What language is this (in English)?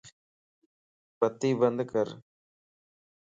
Lasi